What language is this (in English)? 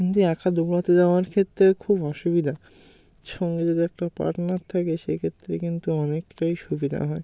Bangla